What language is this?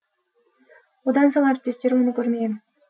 Kazakh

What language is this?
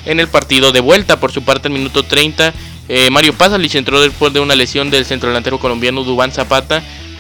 Spanish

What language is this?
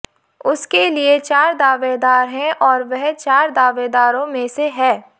Hindi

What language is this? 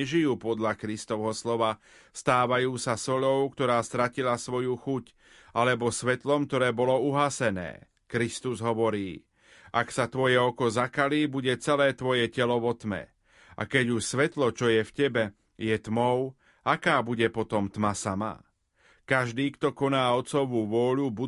Slovak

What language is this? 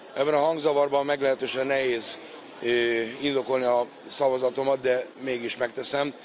Hungarian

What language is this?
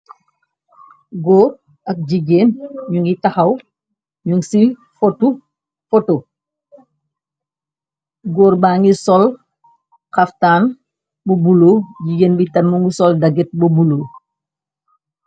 Wolof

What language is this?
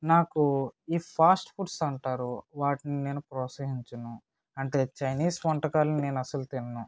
Telugu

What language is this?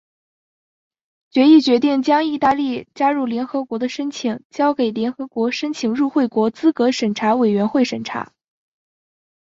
Chinese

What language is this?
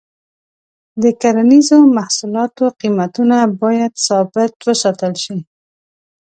Pashto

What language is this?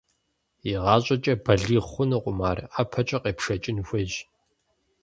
Kabardian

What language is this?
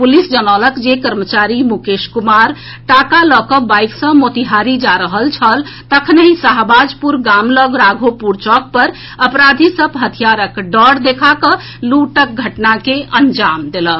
Maithili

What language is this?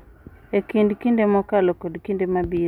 Luo (Kenya and Tanzania)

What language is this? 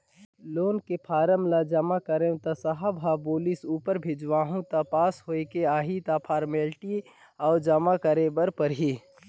Chhattisgarhi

